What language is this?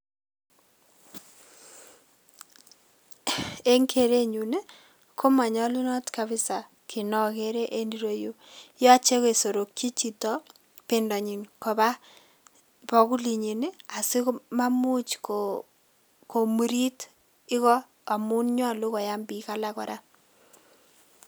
Kalenjin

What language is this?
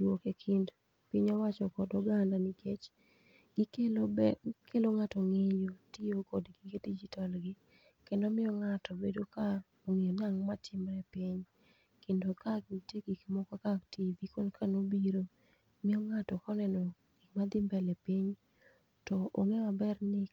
Luo (Kenya and Tanzania)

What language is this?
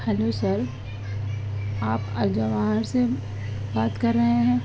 Urdu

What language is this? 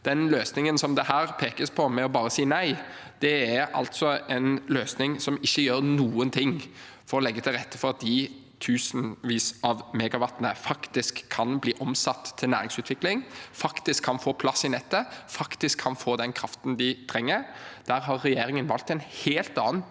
Norwegian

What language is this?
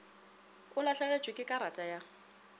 Northern Sotho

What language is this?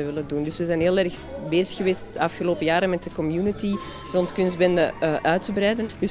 Dutch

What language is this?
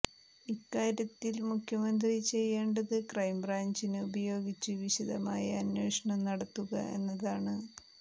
Malayalam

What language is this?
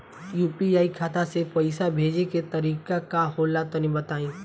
Bhojpuri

